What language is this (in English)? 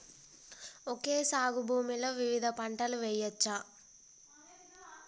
Telugu